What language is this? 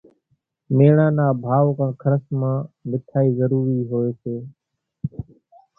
Kachi Koli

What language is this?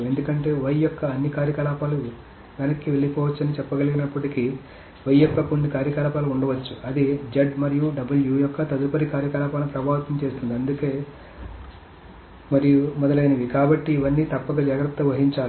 Telugu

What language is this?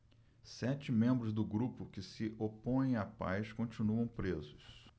Portuguese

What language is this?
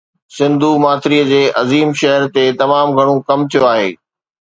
Sindhi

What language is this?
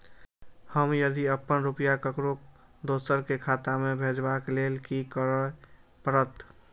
Maithili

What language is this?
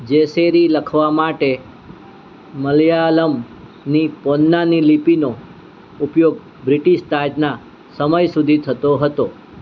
Gujarati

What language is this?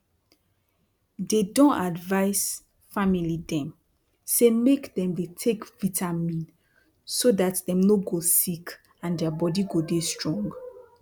Nigerian Pidgin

